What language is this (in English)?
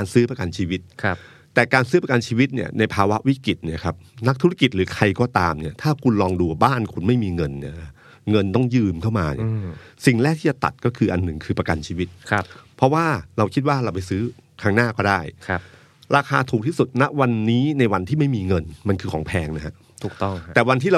Thai